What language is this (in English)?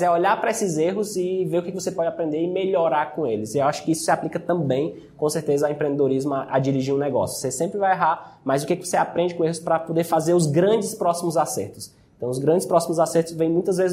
Portuguese